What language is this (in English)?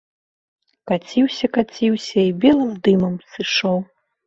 Belarusian